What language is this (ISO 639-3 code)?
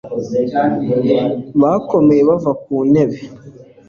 kin